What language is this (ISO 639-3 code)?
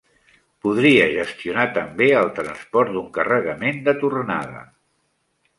cat